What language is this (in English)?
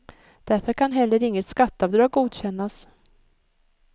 Swedish